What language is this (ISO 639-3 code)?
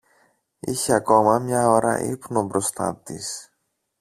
ell